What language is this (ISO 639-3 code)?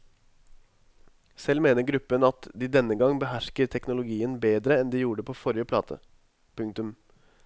nor